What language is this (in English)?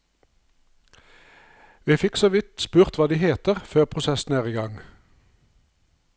Norwegian